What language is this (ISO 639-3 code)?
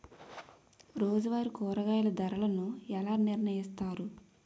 tel